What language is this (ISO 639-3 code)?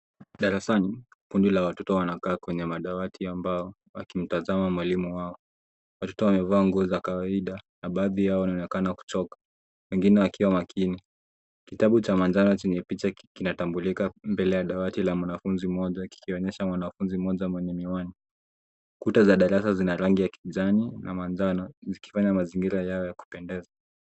swa